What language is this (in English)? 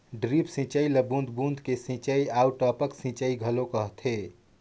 Chhattisgarhi